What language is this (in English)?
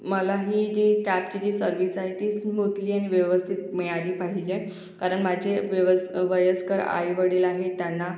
Marathi